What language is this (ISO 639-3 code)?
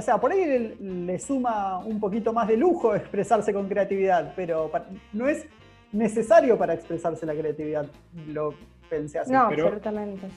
spa